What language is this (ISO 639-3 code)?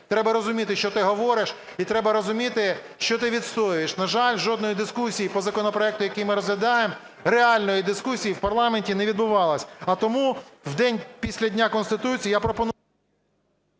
ukr